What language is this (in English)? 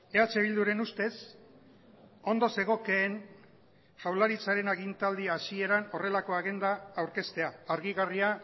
Basque